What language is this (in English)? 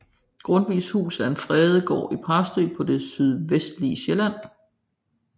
Danish